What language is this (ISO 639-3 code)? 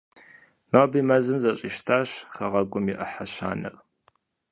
kbd